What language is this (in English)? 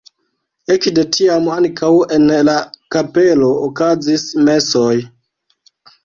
Esperanto